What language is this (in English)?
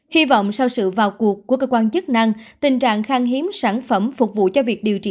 Vietnamese